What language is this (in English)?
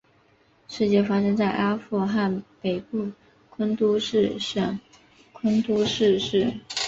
Chinese